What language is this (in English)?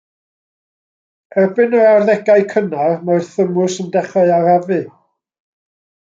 Welsh